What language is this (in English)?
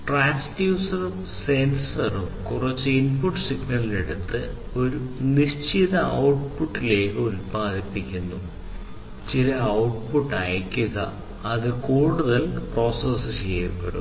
Malayalam